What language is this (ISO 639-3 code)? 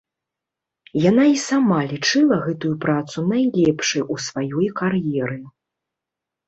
bel